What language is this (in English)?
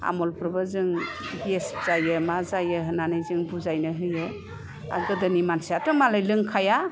Bodo